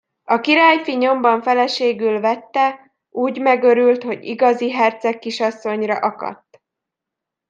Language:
Hungarian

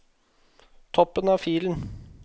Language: Norwegian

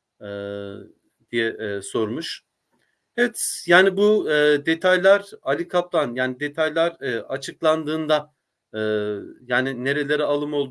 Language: Turkish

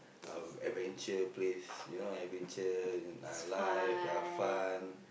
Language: English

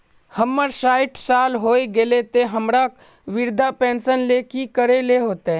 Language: Magahi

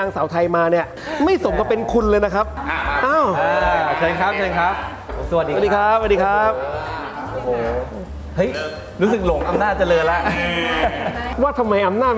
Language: Thai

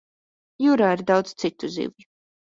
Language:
Latvian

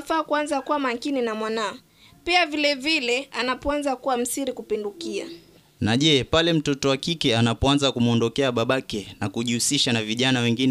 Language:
Swahili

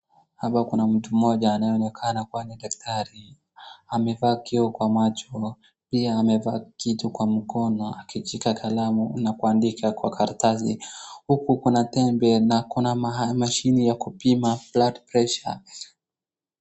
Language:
Swahili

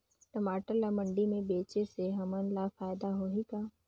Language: Chhattisgarhi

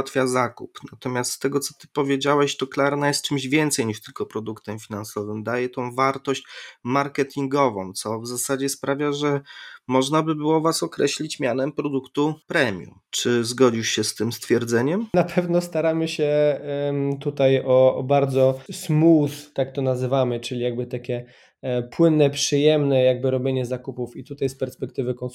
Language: Polish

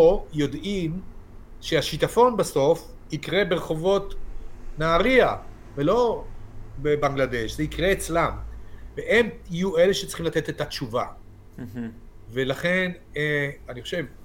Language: Hebrew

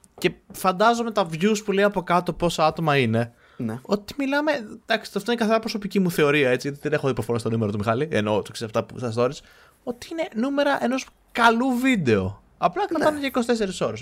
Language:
Greek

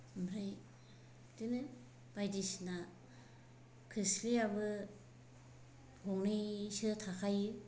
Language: Bodo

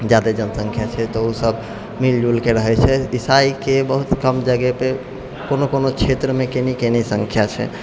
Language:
Maithili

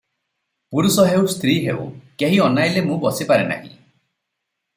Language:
Odia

